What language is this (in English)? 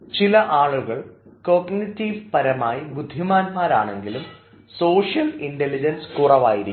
Malayalam